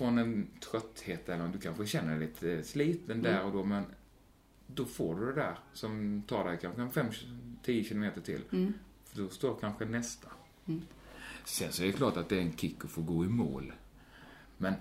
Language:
Swedish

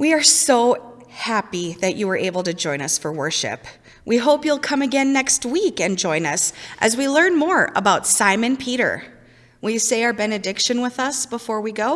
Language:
English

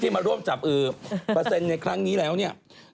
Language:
Thai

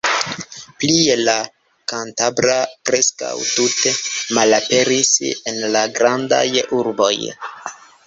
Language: Esperanto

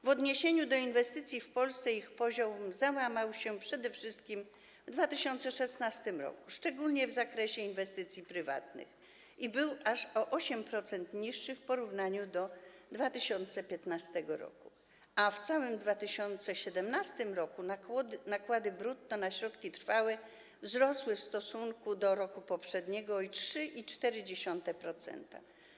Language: Polish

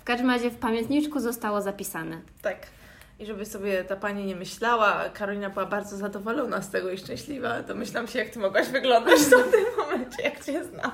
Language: Polish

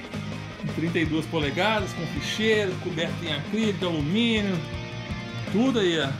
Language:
Portuguese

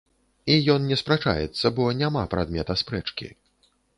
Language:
Belarusian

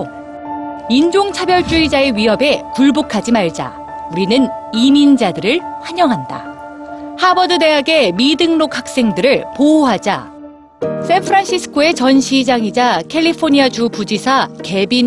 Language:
Korean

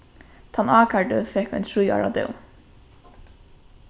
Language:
Faroese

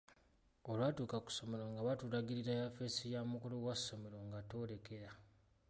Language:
Ganda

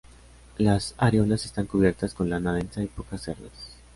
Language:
Spanish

